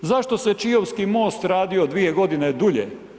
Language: Croatian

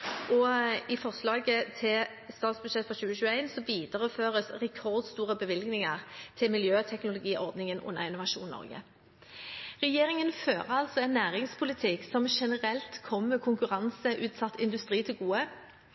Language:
Norwegian Bokmål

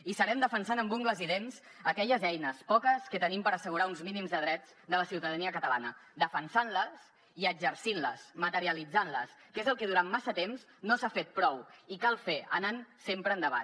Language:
Catalan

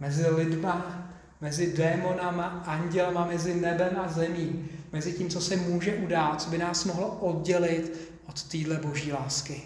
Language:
Czech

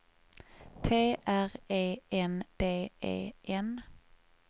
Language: Swedish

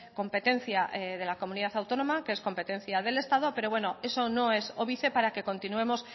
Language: Spanish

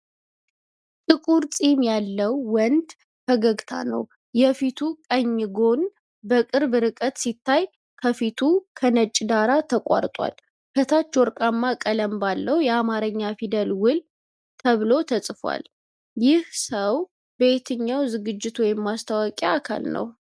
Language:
Amharic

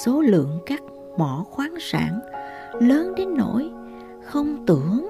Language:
Vietnamese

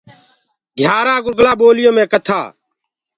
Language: Gurgula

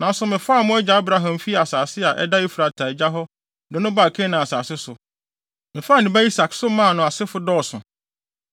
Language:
Akan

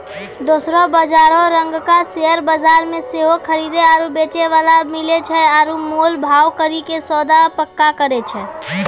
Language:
Maithili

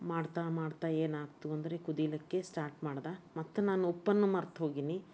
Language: Kannada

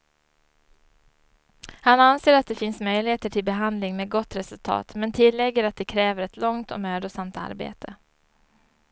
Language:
Swedish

